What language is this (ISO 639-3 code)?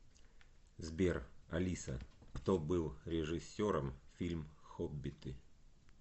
rus